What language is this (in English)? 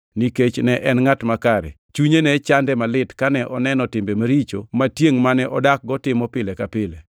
Luo (Kenya and Tanzania)